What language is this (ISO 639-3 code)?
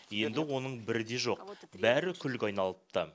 kaz